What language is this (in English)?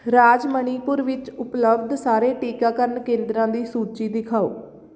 Punjabi